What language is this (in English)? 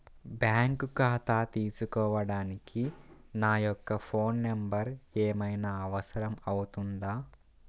Telugu